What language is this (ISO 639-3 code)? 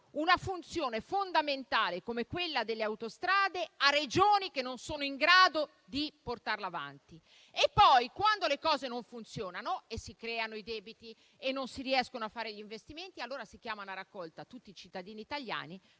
ita